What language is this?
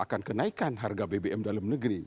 Indonesian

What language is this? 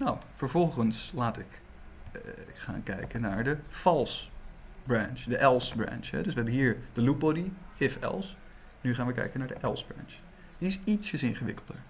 Dutch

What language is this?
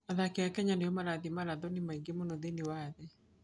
Kikuyu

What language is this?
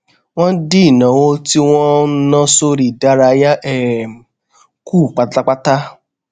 Yoruba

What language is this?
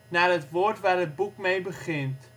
Dutch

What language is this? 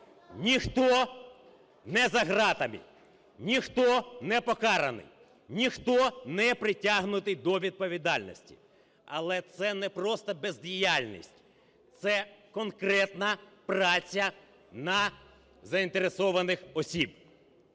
Ukrainian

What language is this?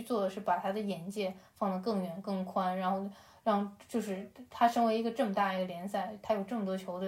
Chinese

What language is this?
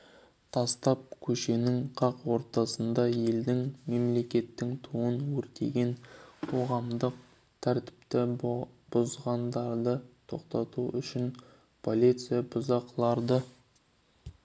Kazakh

